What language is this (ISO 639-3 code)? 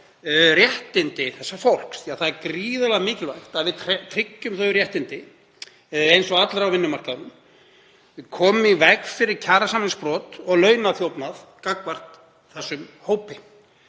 isl